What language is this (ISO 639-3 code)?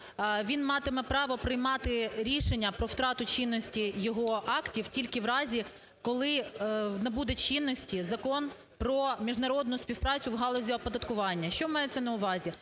ukr